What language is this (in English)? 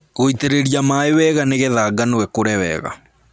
Kikuyu